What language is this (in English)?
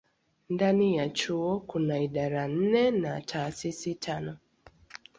Swahili